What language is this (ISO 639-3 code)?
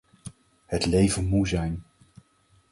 nld